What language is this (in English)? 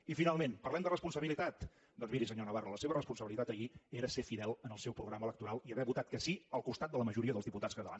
Catalan